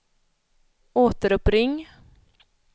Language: Swedish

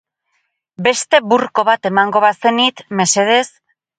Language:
Basque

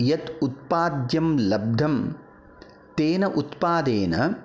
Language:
Sanskrit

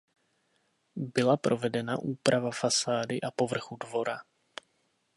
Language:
Czech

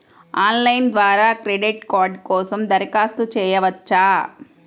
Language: Telugu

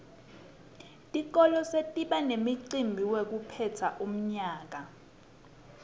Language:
Swati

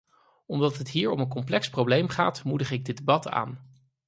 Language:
Dutch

